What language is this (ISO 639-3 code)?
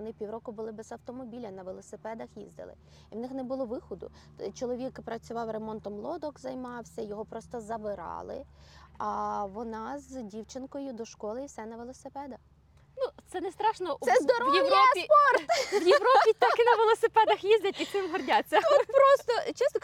ukr